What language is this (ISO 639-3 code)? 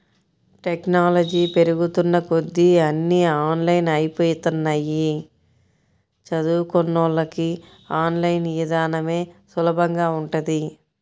tel